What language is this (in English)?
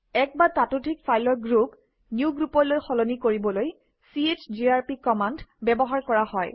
Assamese